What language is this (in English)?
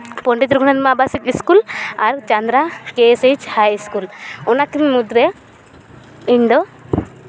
Santali